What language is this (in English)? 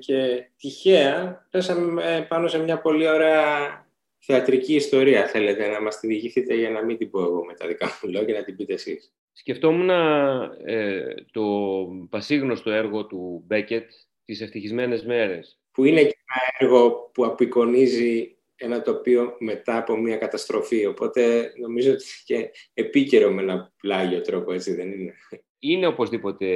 Greek